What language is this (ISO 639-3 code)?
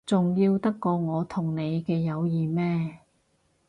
yue